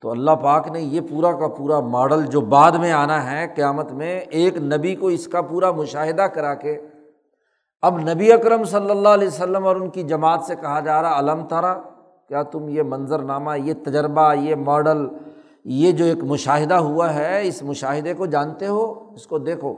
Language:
Urdu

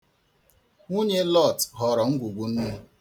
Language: Igbo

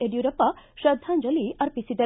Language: Kannada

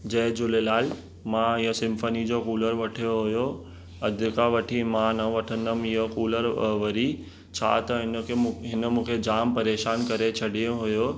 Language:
Sindhi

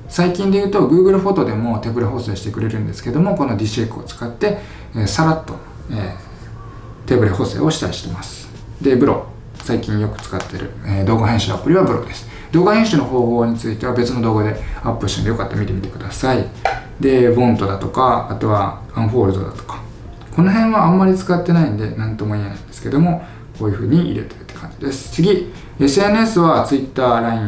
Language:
Japanese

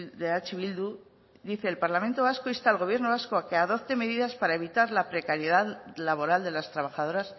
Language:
Spanish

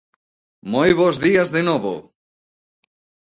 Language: Galician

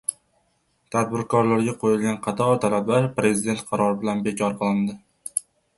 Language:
Uzbek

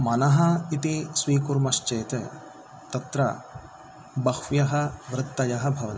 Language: Sanskrit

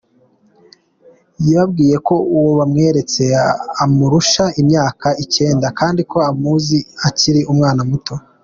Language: Kinyarwanda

